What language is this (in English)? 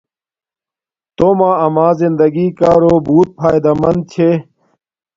Domaaki